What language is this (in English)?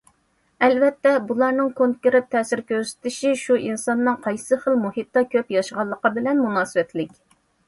Uyghur